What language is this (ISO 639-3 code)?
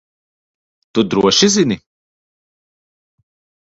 lav